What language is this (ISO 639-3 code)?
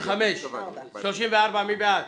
heb